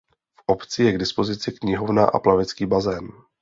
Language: Czech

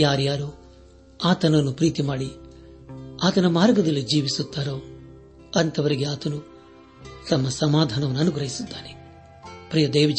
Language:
Kannada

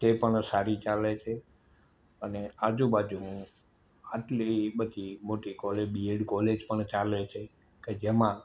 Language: Gujarati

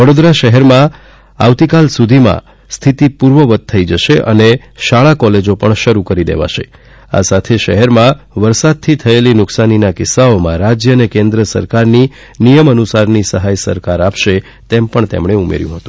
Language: Gujarati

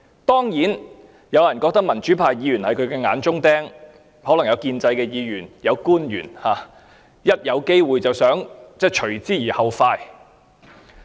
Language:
Cantonese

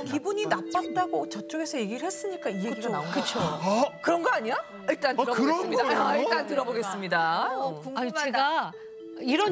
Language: Korean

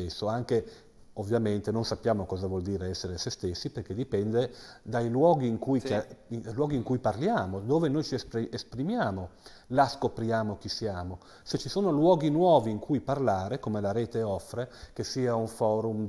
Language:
Italian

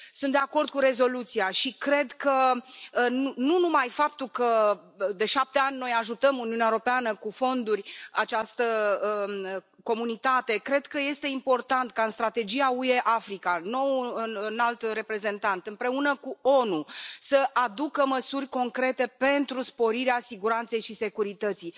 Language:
Romanian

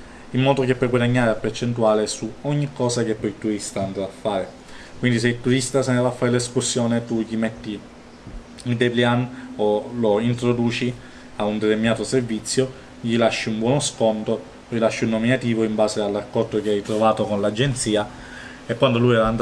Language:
Italian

